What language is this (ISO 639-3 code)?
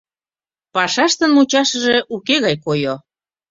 chm